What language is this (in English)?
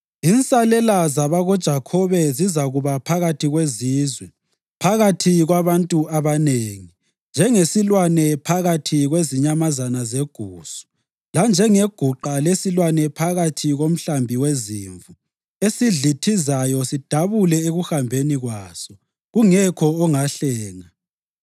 North Ndebele